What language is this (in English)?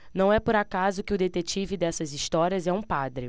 Portuguese